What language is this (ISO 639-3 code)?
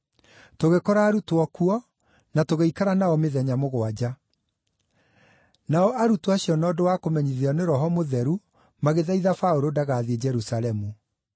kik